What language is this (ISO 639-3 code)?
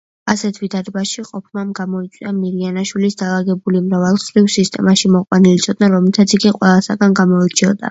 kat